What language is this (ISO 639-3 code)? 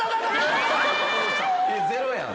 jpn